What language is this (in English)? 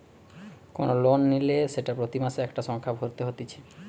Bangla